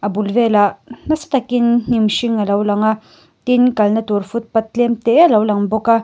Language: Mizo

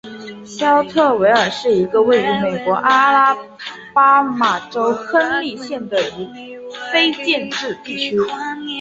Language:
Chinese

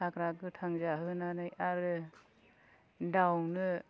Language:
Bodo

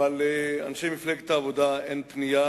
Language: Hebrew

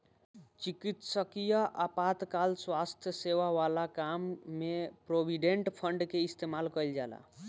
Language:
Bhojpuri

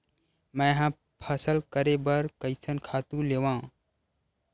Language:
Chhattisgarhi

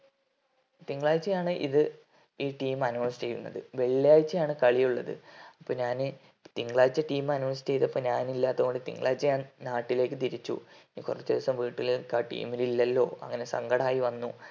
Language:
Malayalam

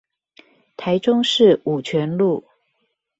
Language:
Chinese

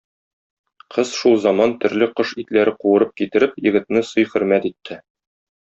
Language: Tatar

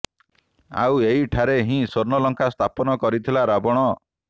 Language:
Odia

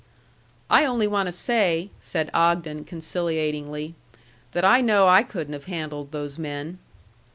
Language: English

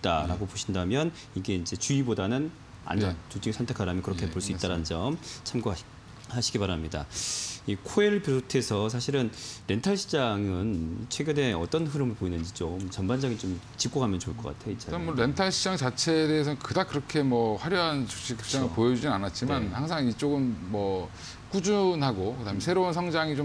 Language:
Korean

